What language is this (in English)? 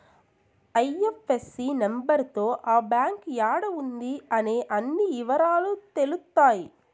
Telugu